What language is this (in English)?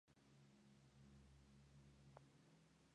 Spanish